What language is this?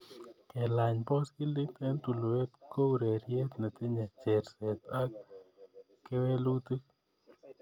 Kalenjin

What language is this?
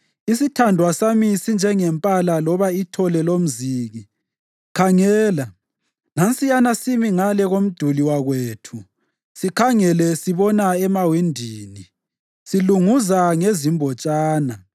North Ndebele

